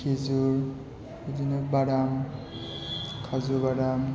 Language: Bodo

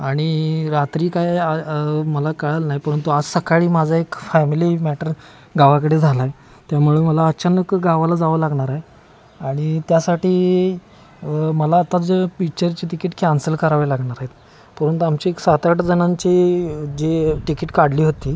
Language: Marathi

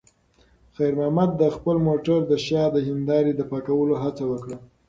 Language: Pashto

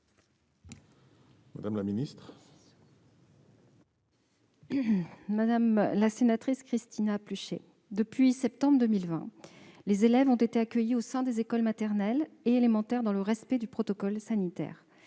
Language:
French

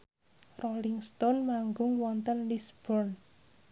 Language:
Javanese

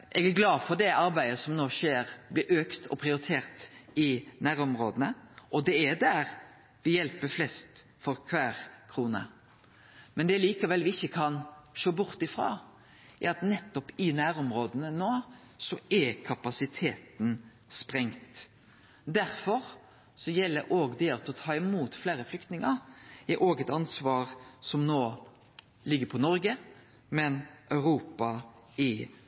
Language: Norwegian Nynorsk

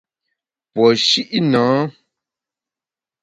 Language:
Bamun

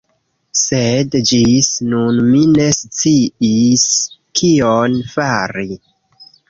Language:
Esperanto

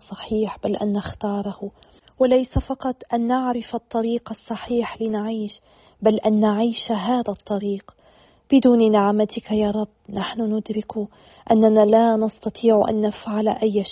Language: Arabic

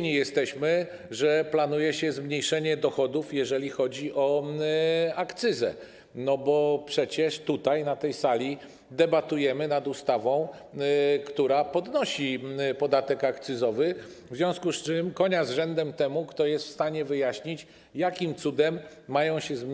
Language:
Polish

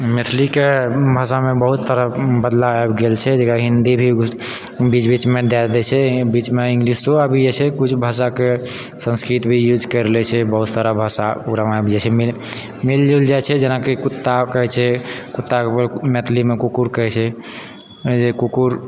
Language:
Maithili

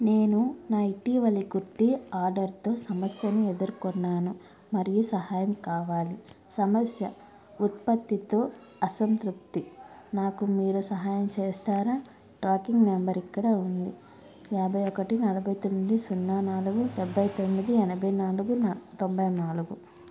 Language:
Telugu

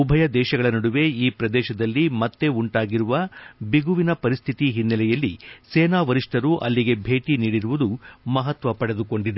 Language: Kannada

